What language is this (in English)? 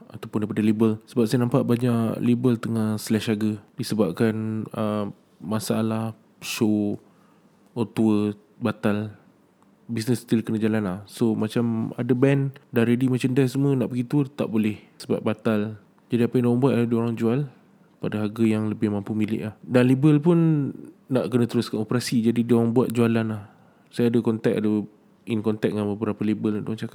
Malay